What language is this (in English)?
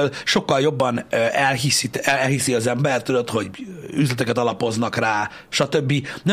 Hungarian